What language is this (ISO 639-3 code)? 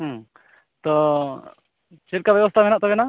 sat